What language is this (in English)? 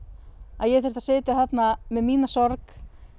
Icelandic